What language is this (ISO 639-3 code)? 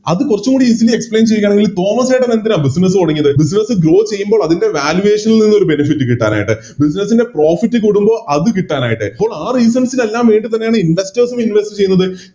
mal